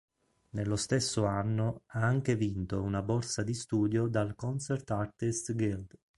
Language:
Italian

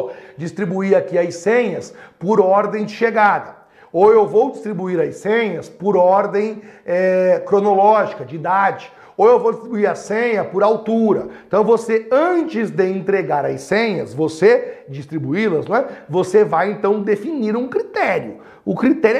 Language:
Portuguese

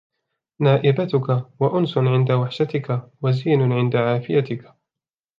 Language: Arabic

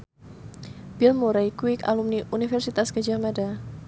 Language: Javanese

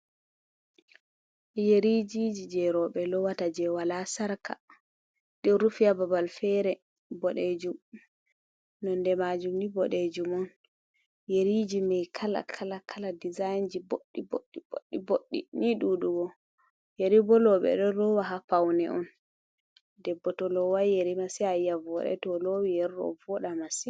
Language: Fula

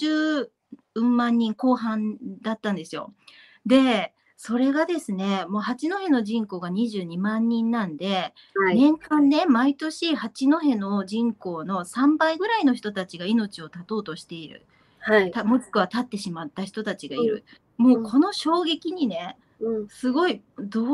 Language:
Japanese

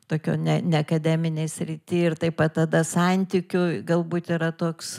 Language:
Lithuanian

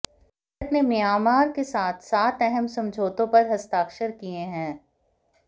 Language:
Hindi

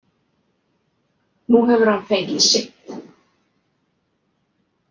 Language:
Icelandic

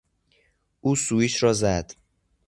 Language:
Persian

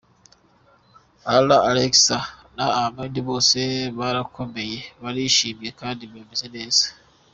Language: Kinyarwanda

